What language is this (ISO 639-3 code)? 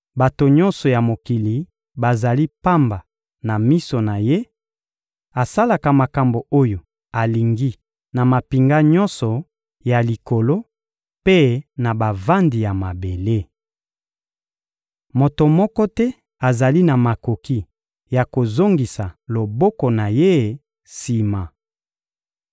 lin